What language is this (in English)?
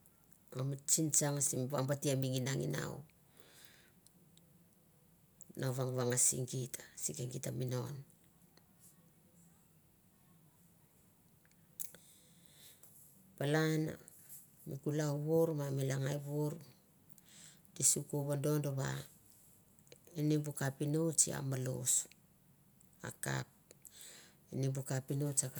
Mandara